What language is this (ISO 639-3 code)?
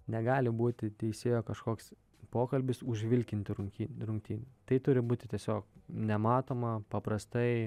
lit